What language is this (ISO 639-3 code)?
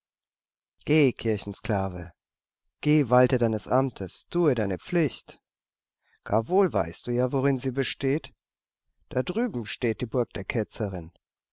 deu